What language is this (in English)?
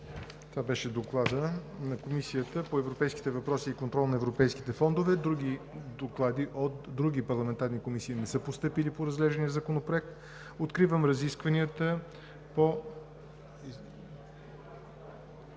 Bulgarian